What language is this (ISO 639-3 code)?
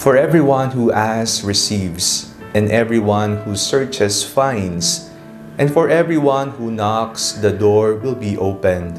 fil